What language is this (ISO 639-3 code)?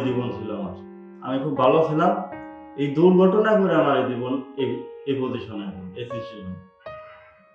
tur